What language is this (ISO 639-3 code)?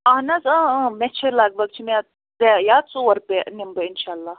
kas